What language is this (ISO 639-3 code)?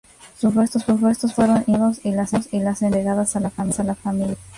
spa